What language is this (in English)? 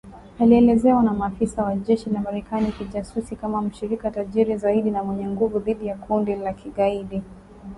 Swahili